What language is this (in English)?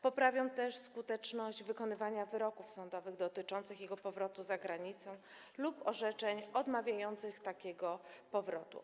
Polish